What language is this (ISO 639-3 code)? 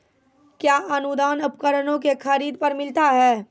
mai